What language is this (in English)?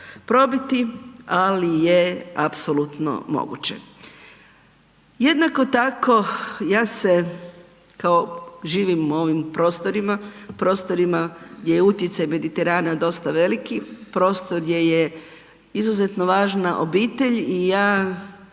Croatian